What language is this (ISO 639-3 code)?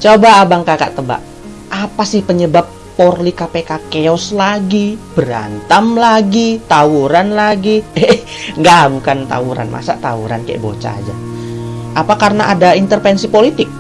ind